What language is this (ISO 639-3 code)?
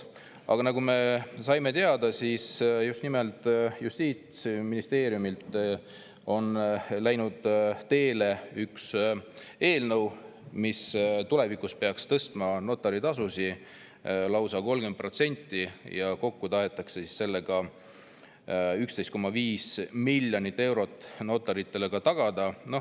est